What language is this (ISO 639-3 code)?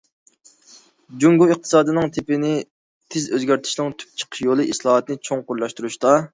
uig